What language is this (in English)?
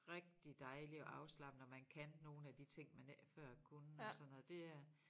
Danish